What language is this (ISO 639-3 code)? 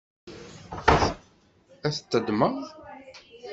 kab